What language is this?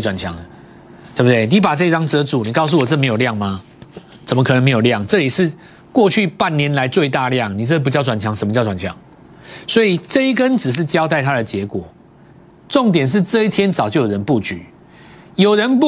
Chinese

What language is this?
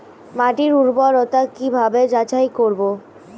Bangla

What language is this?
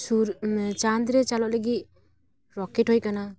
Santali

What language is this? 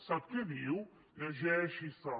Catalan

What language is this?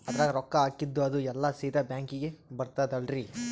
Kannada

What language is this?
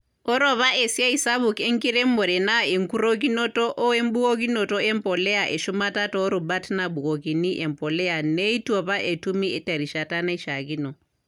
Masai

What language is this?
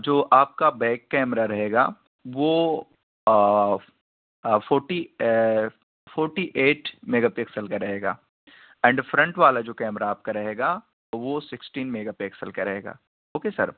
Urdu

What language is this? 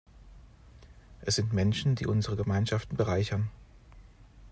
German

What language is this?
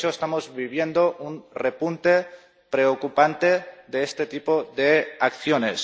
Spanish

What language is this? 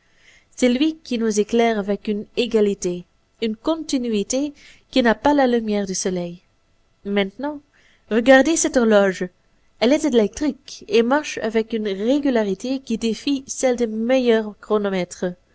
French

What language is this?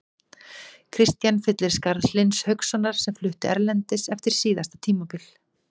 Icelandic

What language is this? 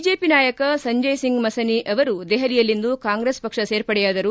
Kannada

